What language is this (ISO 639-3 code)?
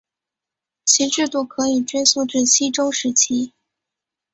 zho